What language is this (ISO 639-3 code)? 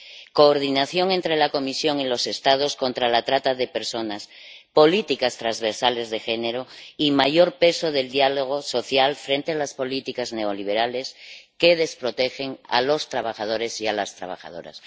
spa